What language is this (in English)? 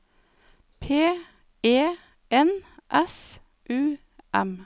Norwegian